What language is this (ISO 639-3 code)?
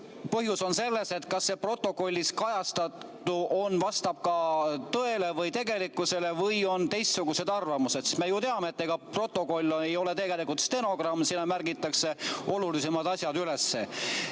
est